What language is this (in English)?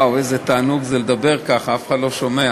Hebrew